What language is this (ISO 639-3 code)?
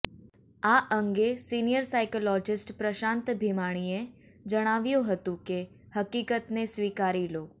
guj